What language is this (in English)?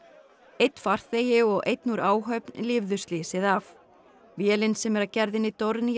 Icelandic